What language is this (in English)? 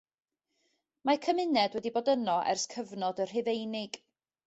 Welsh